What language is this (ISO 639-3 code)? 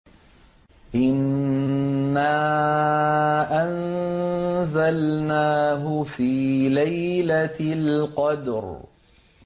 ara